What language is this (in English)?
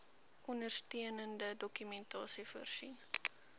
Afrikaans